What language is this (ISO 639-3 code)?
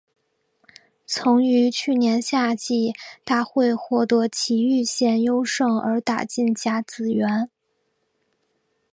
zho